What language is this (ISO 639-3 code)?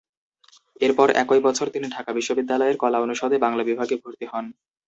ben